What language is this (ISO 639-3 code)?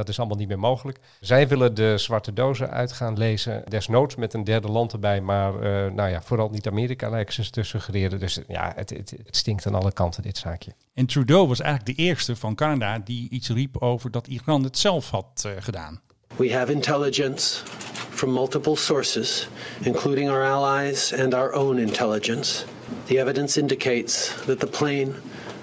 nld